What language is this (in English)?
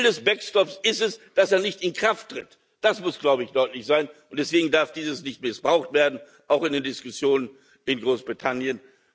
German